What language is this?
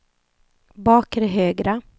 Swedish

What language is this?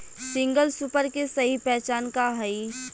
Bhojpuri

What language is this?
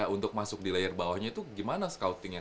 Indonesian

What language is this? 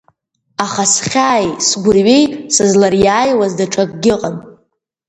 Abkhazian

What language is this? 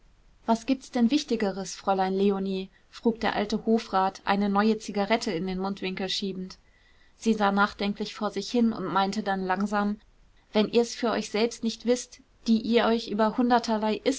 German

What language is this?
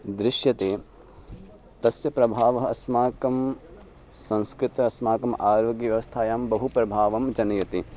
Sanskrit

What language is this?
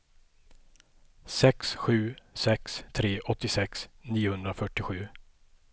Swedish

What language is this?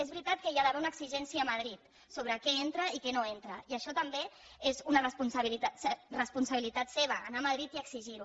Catalan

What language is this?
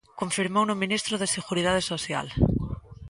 Galician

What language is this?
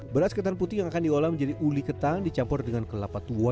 Indonesian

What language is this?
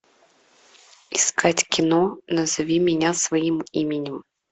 Russian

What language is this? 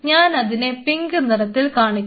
Malayalam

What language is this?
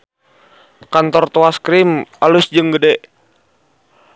Sundanese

